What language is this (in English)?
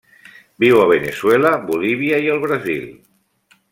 Catalan